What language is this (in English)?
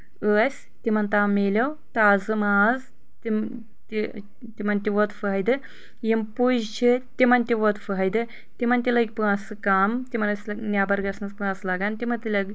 Kashmiri